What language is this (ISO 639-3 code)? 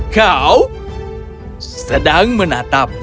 ind